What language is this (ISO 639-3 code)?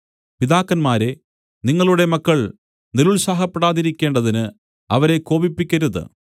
mal